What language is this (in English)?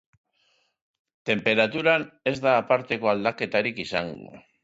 Basque